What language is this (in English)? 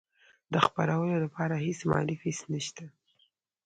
Pashto